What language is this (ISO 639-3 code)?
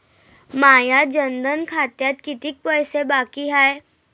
mar